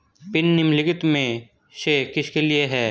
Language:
Hindi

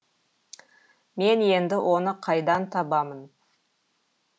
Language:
Kazakh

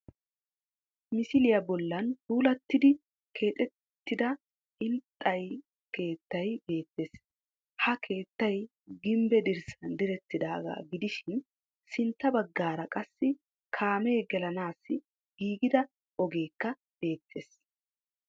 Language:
Wolaytta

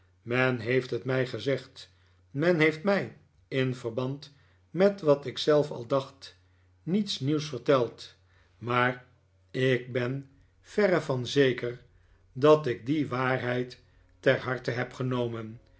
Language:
Dutch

